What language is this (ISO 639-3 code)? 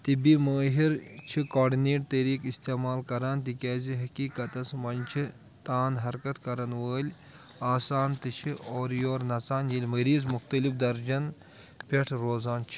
kas